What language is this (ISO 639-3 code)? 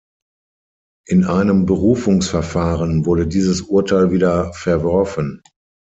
deu